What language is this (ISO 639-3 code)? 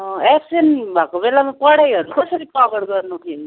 nep